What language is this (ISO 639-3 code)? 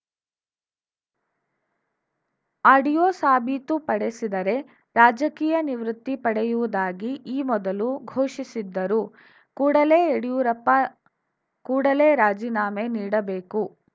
kan